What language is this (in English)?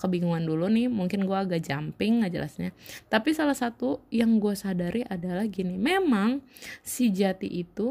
Indonesian